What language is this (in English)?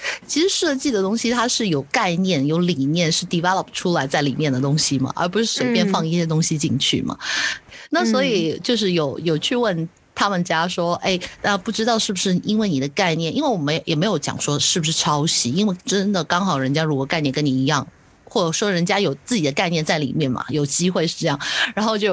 Chinese